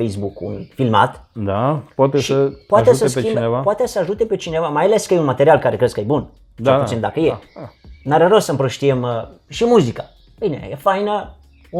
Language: Romanian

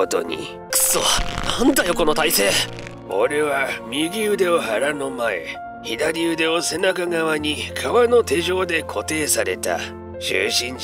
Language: Japanese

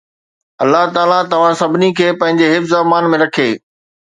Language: Sindhi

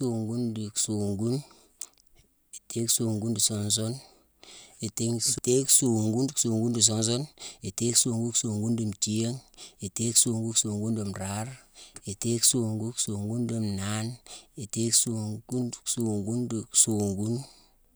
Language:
Mansoanka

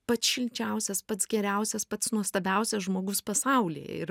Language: Lithuanian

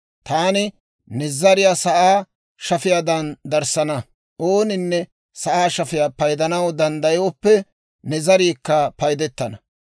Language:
Dawro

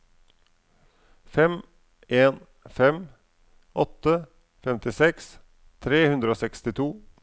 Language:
Norwegian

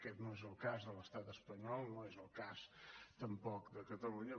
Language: Catalan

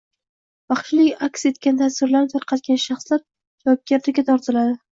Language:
Uzbek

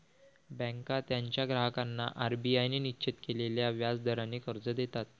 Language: Marathi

